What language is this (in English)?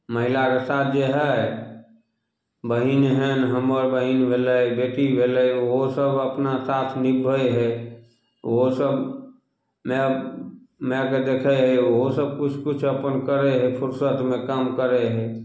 Maithili